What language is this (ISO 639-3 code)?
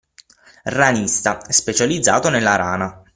ita